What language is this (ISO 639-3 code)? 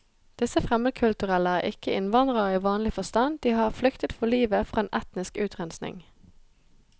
nor